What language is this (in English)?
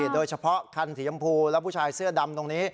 Thai